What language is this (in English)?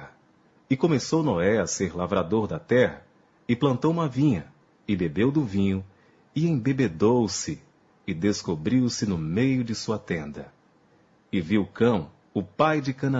Portuguese